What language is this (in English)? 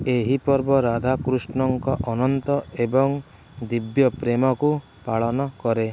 Odia